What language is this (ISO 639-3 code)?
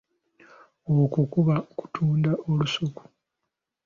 lug